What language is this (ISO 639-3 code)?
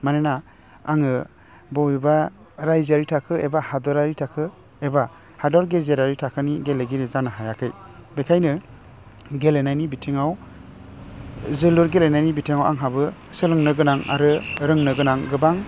brx